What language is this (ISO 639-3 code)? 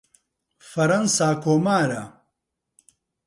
ckb